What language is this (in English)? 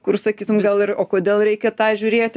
Lithuanian